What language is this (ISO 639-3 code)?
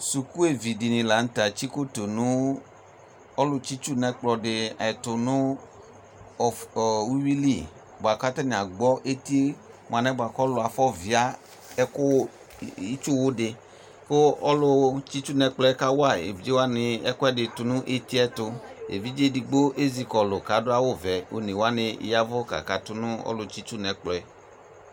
kpo